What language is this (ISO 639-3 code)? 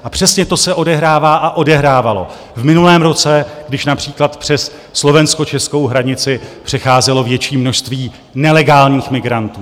ces